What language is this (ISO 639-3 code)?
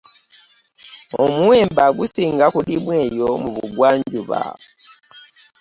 lug